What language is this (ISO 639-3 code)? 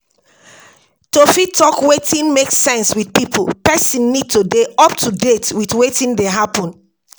pcm